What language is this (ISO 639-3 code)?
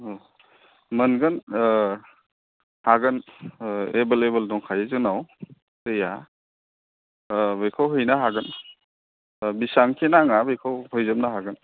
brx